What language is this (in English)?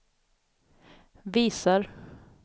Swedish